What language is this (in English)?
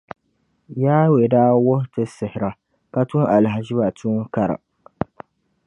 Dagbani